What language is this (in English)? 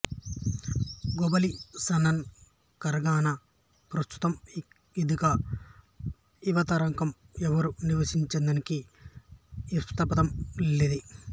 Telugu